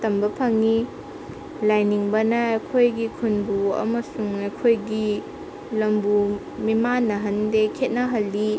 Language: Manipuri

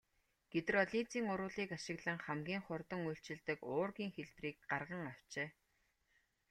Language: Mongolian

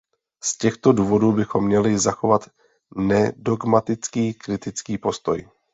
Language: Czech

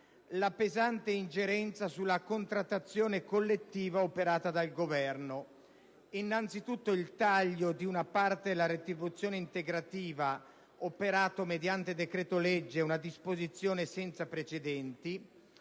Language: Italian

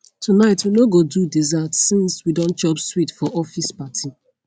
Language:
Nigerian Pidgin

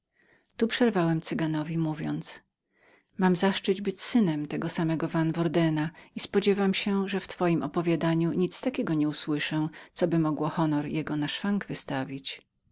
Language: Polish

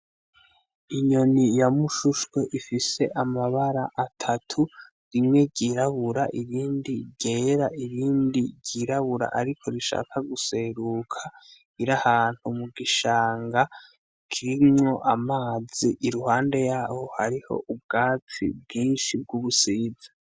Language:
Rundi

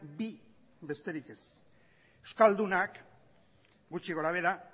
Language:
Basque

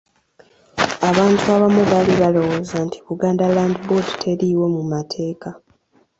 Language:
Ganda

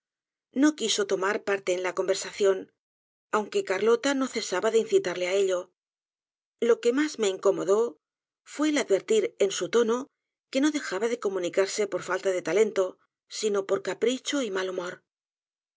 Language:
Spanish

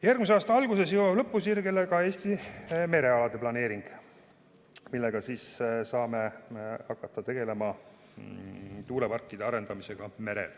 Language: Estonian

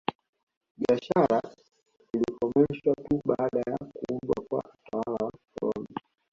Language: Swahili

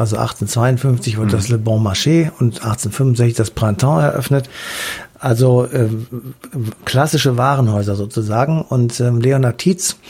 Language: German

